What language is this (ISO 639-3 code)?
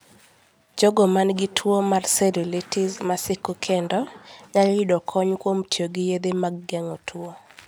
luo